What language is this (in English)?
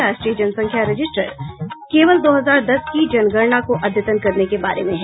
Hindi